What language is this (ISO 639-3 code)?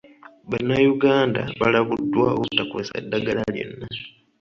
lug